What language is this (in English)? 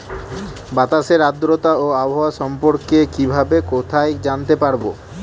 Bangla